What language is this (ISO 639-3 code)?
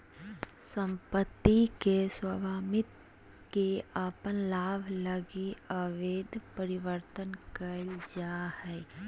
mag